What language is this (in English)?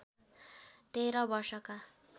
Nepali